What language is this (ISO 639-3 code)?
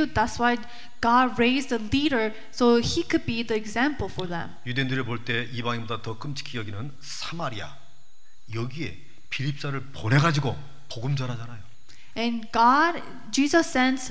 kor